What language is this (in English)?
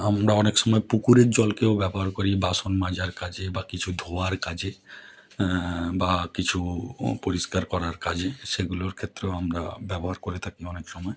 Bangla